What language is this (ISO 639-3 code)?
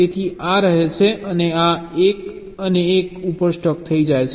guj